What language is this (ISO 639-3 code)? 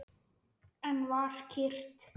isl